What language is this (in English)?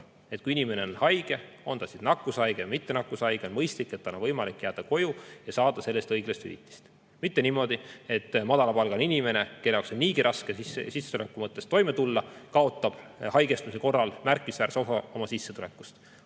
Estonian